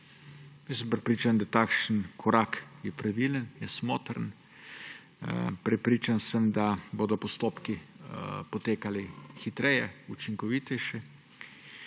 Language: Slovenian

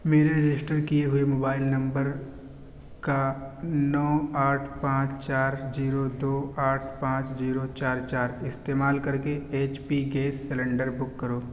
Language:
Urdu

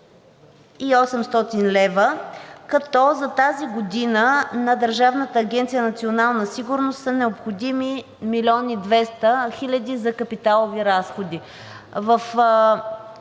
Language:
Bulgarian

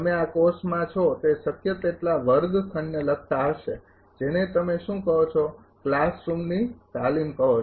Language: Gujarati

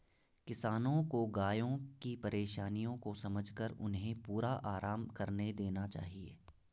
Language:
Hindi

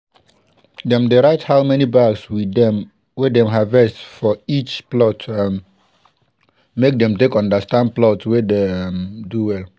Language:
Nigerian Pidgin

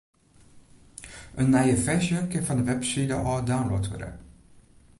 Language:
Western Frisian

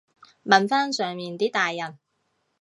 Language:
Cantonese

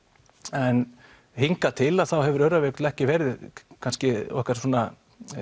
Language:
Icelandic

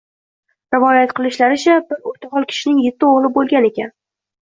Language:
Uzbek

